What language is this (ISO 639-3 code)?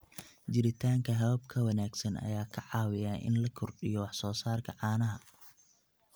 som